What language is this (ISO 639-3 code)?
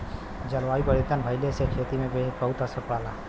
bho